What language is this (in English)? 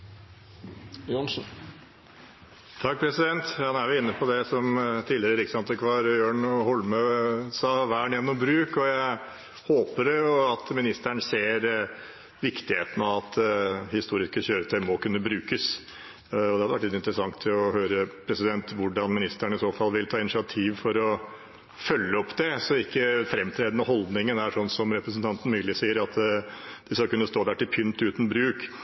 Norwegian